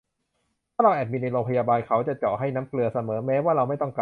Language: Thai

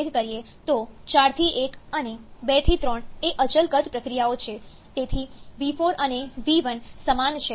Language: Gujarati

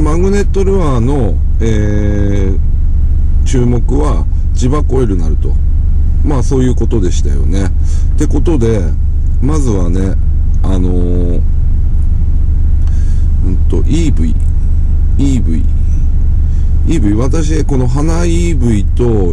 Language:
Japanese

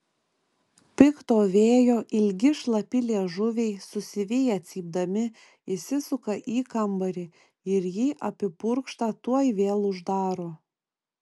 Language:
Lithuanian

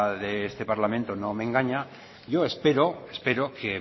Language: Spanish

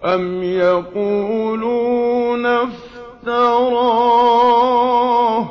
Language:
Arabic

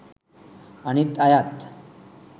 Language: Sinhala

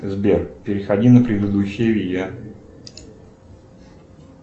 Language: Russian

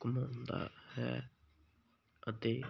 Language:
Punjabi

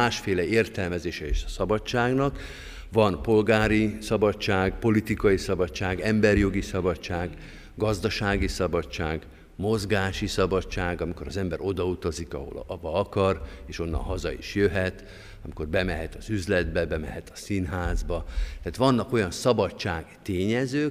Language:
Hungarian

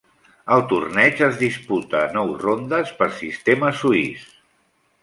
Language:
Catalan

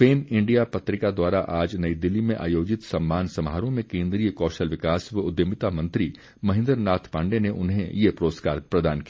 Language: Hindi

